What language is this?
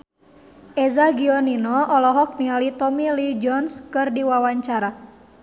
Sundanese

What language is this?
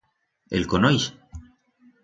Aragonese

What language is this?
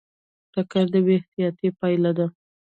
Pashto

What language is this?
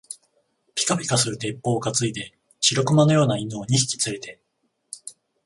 Japanese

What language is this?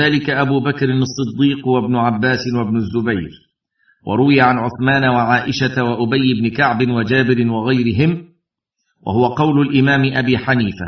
Arabic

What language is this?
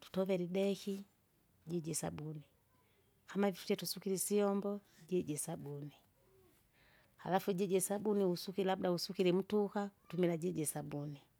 Kinga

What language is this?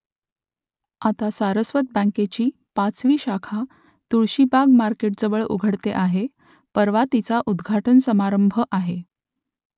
Marathi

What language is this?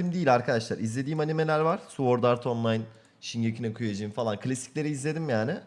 Turkish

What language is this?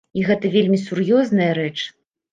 Belarusian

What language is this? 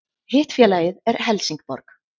Icelandic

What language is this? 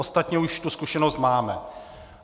Czech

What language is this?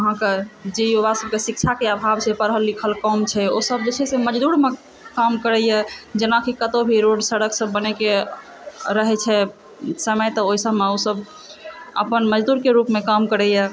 Maithili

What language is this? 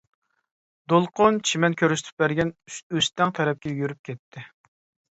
Uyghur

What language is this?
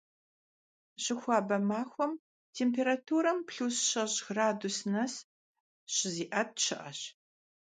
Kabardian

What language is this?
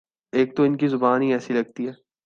Urdu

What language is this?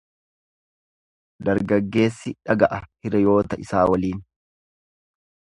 Oromo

